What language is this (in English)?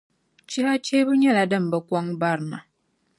Dagbani